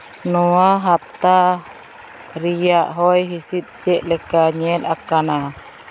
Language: Santali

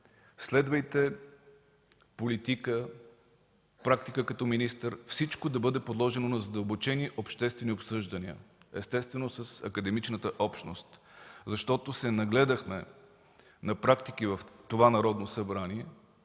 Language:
Bulgarian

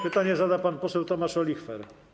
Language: Polish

